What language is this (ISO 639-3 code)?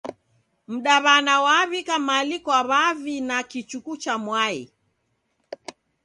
dav